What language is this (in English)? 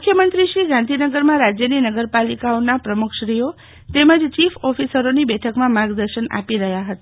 Gujarati